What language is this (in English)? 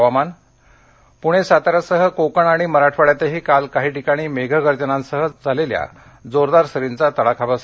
Marathi